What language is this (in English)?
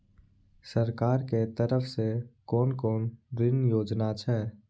Maithili